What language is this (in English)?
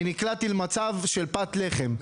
Hebrew